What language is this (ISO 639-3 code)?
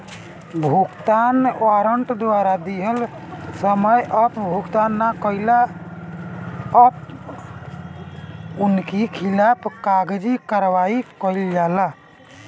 bho